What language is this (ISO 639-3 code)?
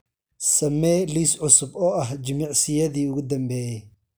som